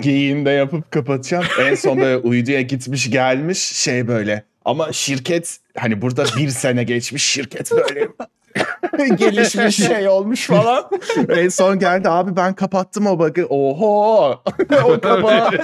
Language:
Turkish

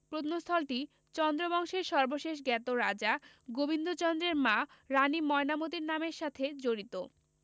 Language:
Bangla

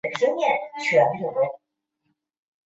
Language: Chinese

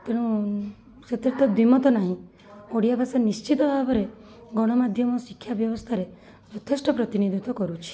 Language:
Odia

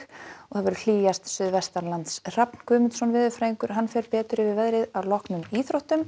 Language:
Icelandic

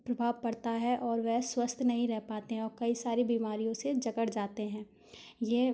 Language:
Hindi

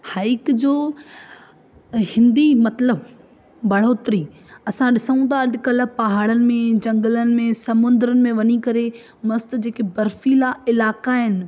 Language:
Sindhi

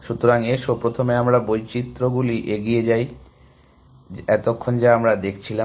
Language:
Bangla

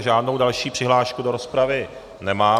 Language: Czech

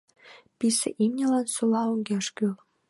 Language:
Mari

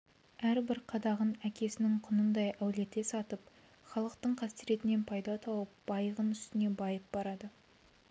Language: Kazakh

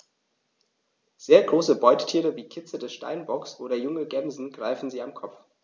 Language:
German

